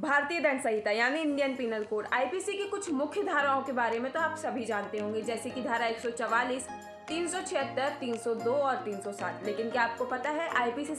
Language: Hindi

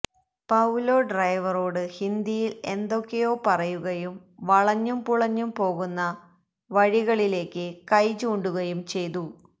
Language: Malayalam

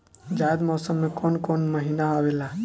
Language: Bhojpuri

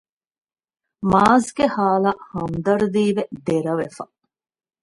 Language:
Divehi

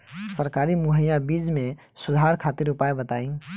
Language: Bhojpuri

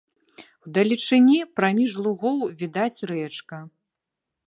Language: Belarusian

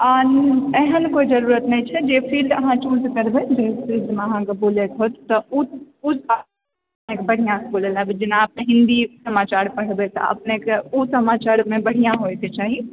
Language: Maithili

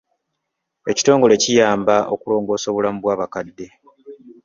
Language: Ganda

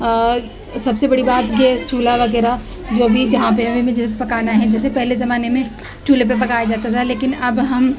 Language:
Urdu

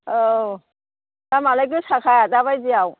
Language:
Bodo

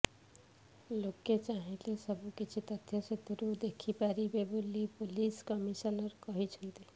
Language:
Odia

